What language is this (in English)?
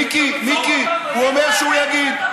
Hebrew